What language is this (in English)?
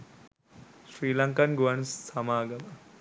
Sinhala